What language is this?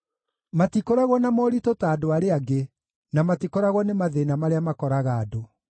Kikuyu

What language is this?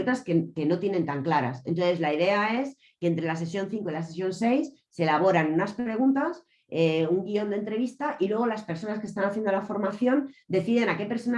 Spanish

